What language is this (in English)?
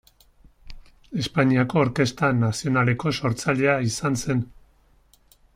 Basque